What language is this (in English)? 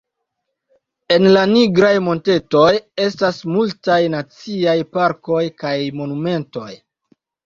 Esperanto